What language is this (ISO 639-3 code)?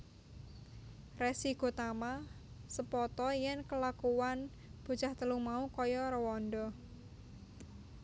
jav